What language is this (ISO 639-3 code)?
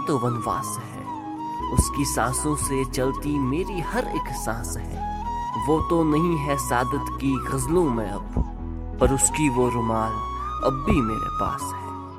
urd